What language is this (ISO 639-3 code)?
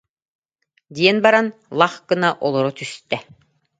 sah